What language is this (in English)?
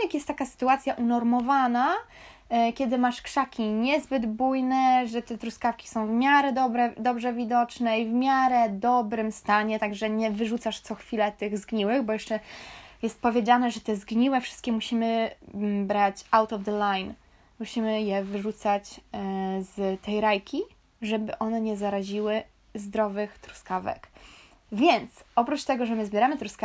Polish